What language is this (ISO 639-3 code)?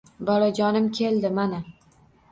uzb